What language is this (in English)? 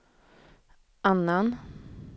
Swedish